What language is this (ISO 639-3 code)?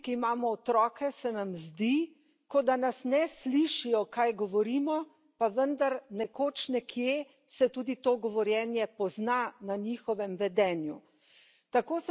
slv